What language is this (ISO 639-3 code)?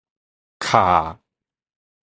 nan